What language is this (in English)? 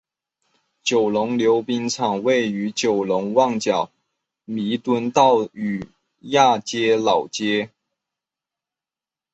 Chinese